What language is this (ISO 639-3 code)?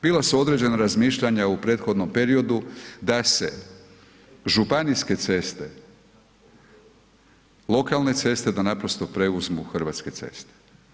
hrv